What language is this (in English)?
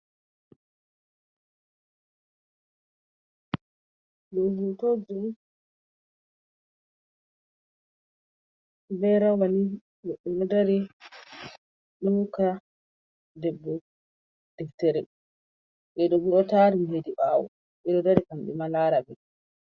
Fula